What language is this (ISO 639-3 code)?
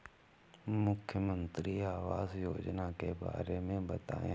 hin